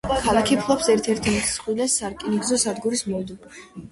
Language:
Georgian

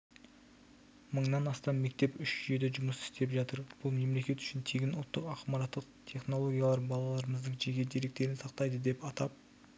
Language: Kazakh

